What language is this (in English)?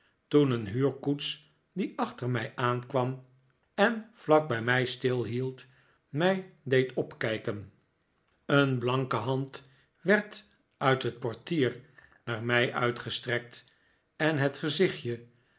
Dutch